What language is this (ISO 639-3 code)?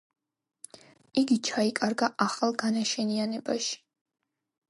kat